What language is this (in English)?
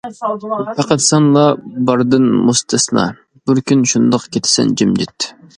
Uyghur